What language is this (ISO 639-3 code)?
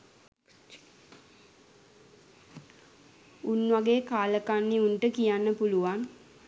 sin